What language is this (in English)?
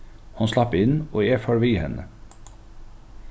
Faroese